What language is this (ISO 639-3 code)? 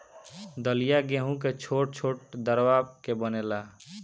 bho